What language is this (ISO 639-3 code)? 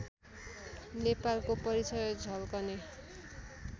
nep